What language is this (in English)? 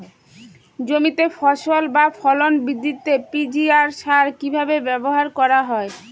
Bangla